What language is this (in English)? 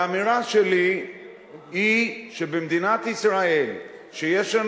Hebrew